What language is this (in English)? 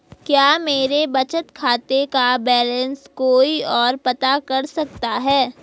Hindi